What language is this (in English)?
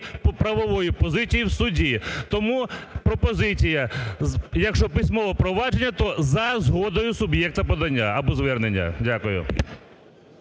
Ukrainian